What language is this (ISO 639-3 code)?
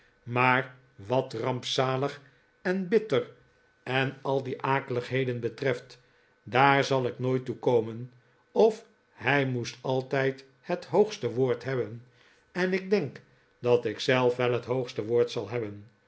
nld